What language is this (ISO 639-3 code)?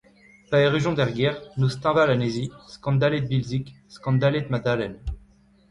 bre